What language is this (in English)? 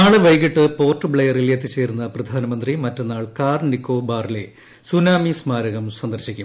Malayalam